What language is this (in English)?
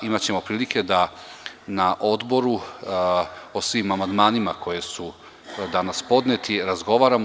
Serbian